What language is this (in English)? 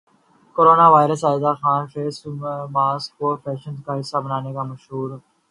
Urdu